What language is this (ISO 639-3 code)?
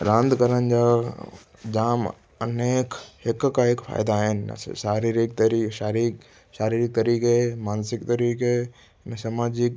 snd